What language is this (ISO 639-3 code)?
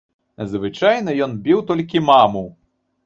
bel